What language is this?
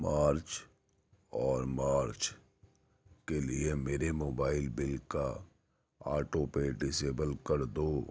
Urdu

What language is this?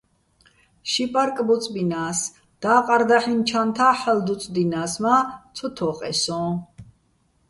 Bats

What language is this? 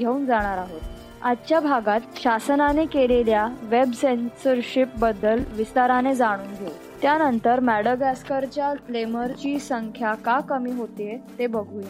Marathi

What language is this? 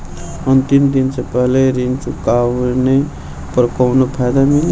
Bhojpuri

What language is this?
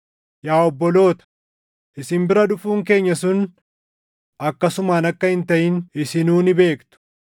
Oromo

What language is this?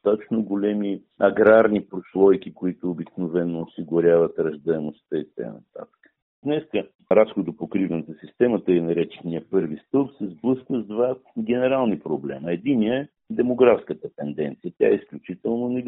Bulgarian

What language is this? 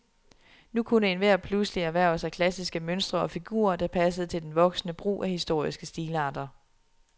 Danish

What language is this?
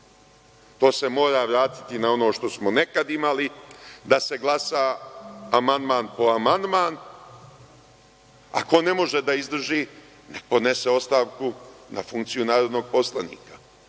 Serbian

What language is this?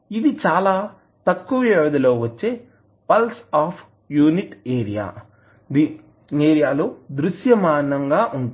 Telugu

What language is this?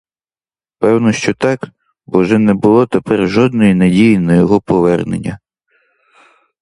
Ukrainian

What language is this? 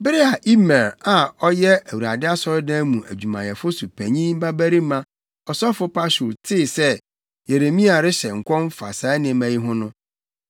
Akan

